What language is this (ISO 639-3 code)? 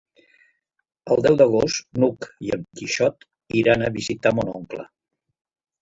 cat